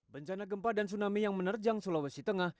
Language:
Indonesian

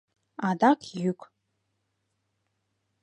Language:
Mari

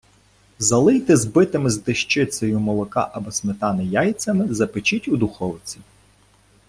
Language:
Ukrainian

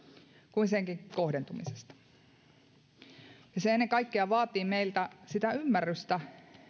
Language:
Finnish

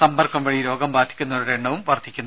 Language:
Malayalam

